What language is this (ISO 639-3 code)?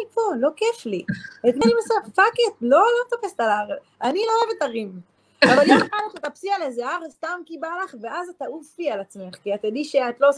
heb